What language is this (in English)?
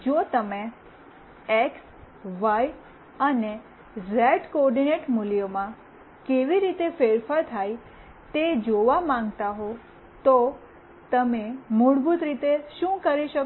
Gujarati